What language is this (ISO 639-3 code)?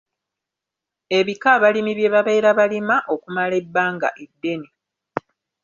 lug